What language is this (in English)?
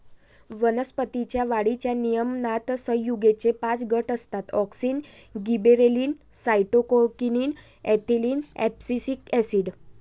Marathi